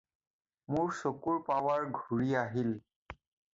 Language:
Assamese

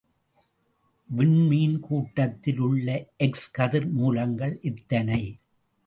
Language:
Tamil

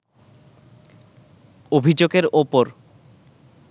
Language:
Bangla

